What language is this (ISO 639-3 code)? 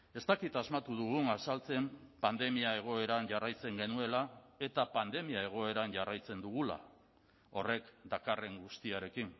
eus